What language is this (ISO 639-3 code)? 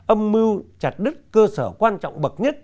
vie